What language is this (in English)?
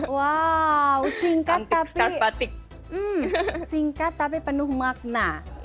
Indonesian